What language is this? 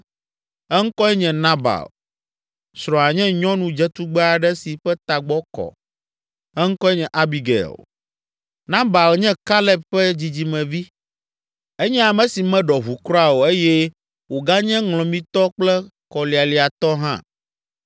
Ewe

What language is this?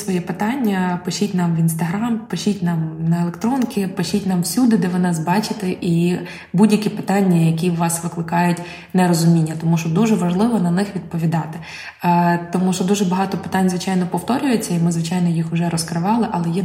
Ukrainian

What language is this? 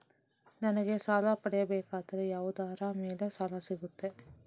Kannada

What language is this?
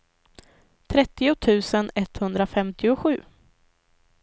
Swedish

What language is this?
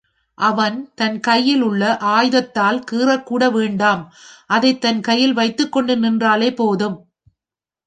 Tamil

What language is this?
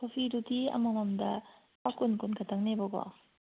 Manipuri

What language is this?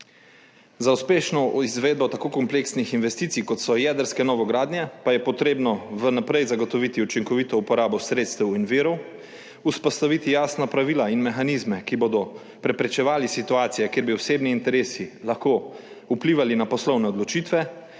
Slovenian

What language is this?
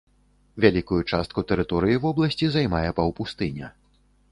Belarusian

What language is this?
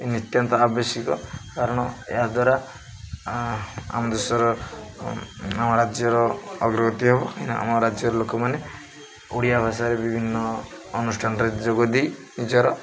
Odia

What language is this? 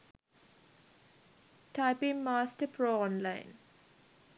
Sinhala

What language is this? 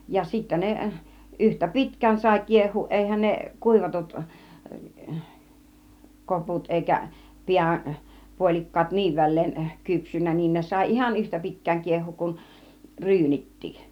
Finnish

